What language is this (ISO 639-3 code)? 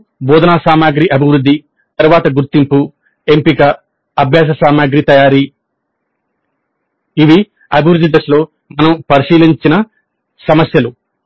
tel